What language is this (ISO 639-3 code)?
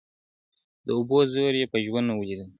pus